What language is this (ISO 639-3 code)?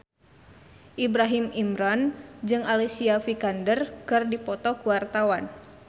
sun